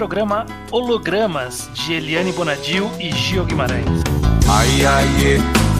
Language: Portuguese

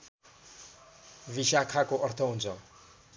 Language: Nepali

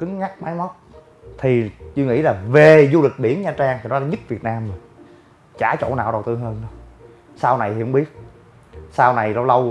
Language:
Vietnamese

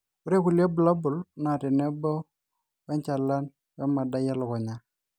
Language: Masai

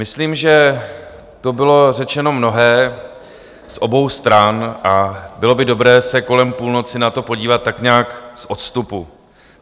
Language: Czech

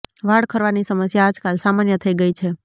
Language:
Gujarati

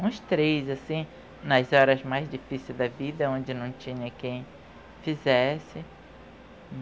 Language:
Portuguese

